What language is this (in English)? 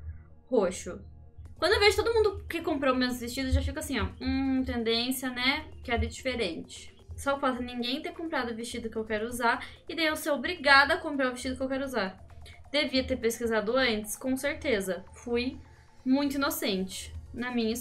Portuguese